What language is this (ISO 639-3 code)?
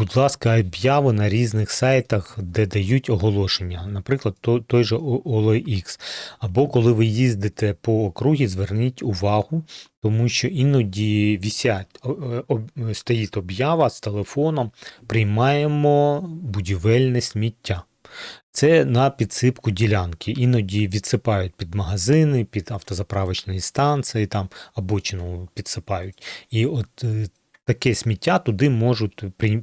ukr